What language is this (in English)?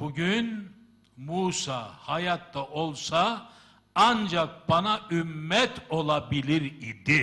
Turkish